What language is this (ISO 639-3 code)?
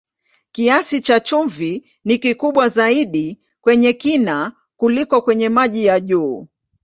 swa